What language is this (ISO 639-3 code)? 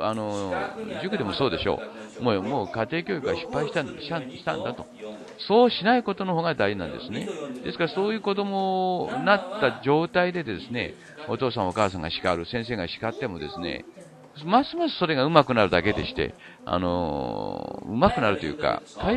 jpn